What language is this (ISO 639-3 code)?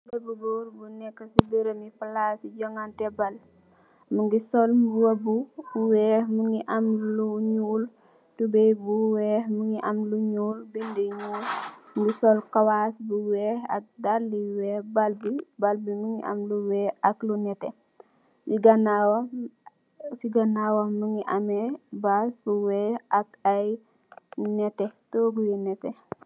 wol